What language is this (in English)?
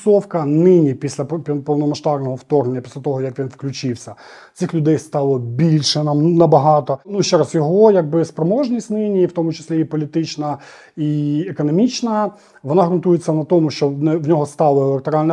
Ukrainian